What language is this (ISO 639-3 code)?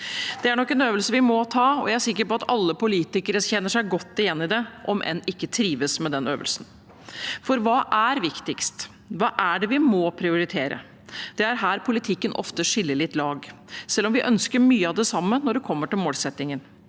nor